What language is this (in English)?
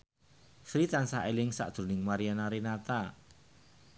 Javanese